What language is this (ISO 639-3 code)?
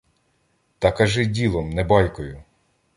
ukr